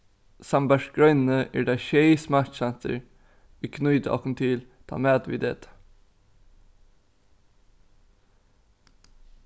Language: Faroese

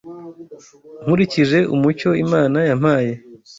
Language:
Kinyarwanda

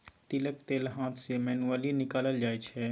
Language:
Maithili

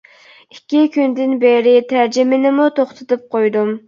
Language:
Uyghur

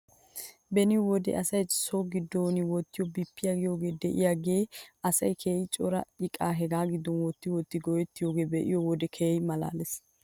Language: Wolaytta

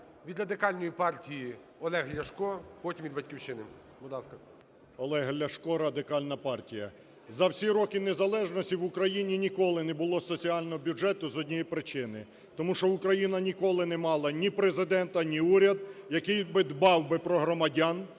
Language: Ukrainian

